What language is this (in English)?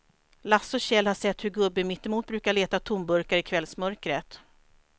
Swedish